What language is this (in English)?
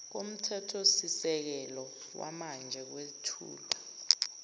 Zulu